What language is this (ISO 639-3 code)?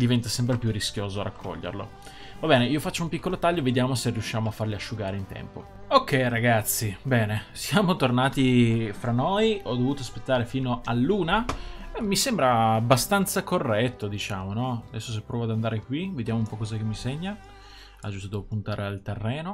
ita